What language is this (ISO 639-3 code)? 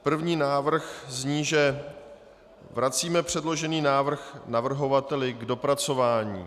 ces